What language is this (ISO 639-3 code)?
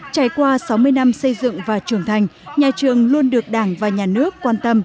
vie